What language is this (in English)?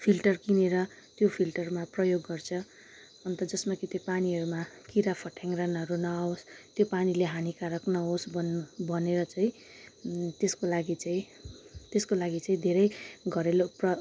Nepali